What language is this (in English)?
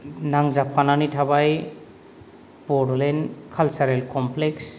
Bodo